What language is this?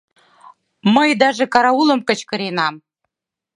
Mari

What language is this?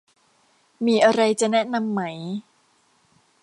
Thai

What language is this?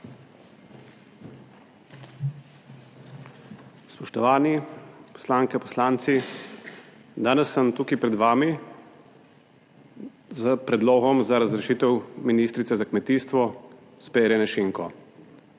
Slovenian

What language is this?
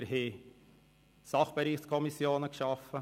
Swiss German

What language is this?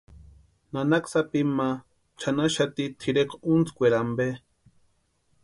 Western Highland Purepecha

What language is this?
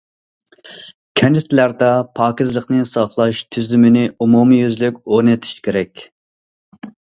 Uyghur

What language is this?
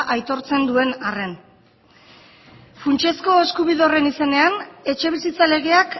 Basque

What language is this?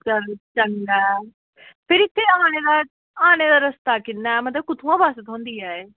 Dogri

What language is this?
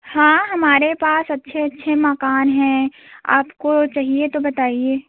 Hindi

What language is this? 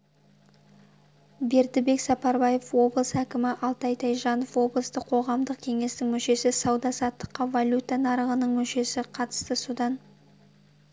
Kazakh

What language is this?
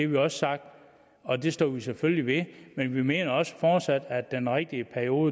Danish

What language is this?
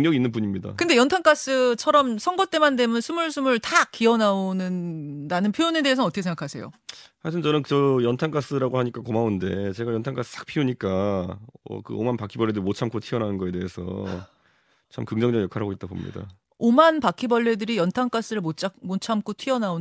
Korean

